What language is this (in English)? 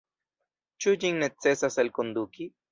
Esperanto